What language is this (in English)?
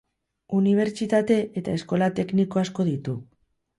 Basque